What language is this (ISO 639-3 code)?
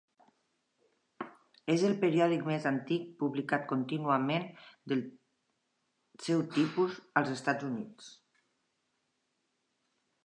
cat